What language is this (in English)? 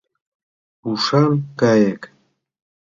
Mari